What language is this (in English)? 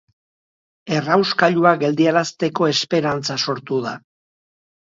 Basque